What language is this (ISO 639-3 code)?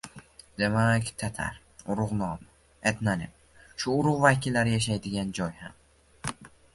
uzb